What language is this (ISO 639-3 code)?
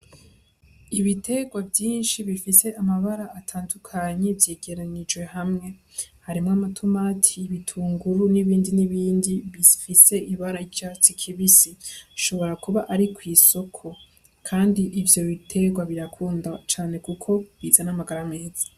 run